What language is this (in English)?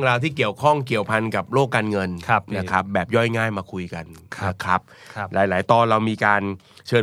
Thai